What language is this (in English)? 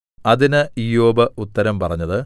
Malayalam